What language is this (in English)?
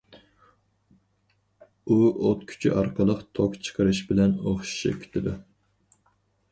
Uyghur